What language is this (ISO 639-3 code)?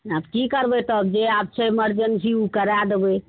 mai